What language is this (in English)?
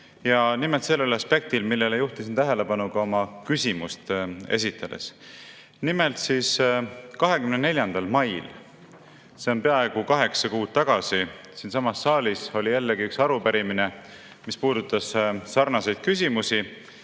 Estonian